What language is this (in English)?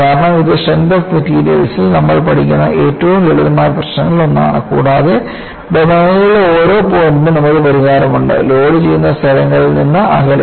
Malayalam